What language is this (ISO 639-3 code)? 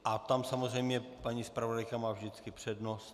ces